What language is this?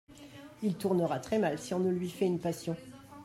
French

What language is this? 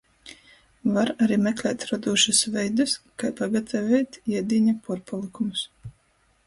Latgalian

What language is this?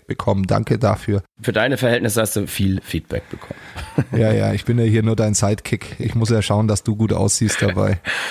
German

